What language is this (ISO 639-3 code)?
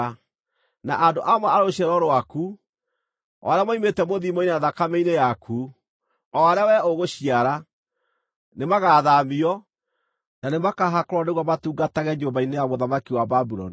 kik